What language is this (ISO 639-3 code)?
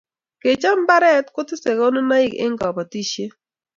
kln